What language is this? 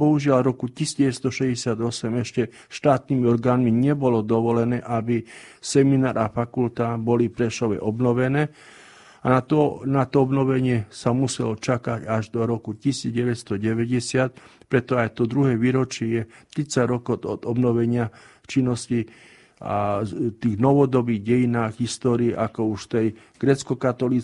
Slovak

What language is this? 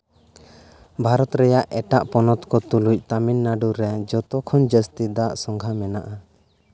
Santali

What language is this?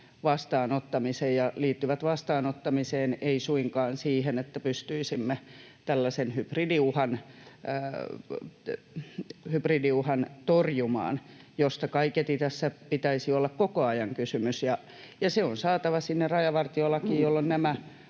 Finnish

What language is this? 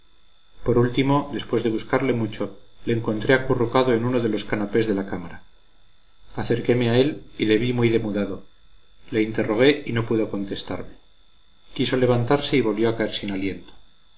Spanish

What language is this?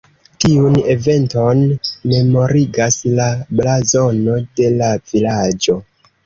Esperanto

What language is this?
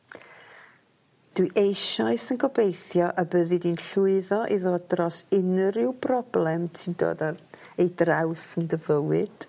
Welsh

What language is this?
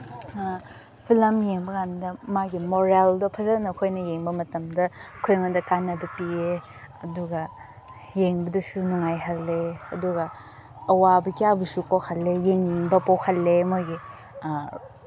Manipuri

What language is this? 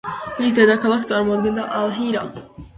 Georgian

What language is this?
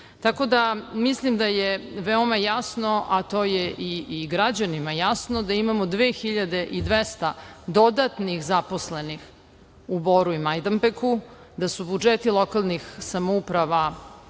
Serbian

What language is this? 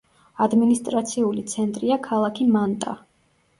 Georgian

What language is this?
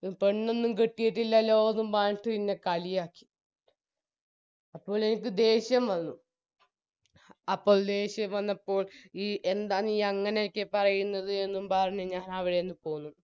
Malayalam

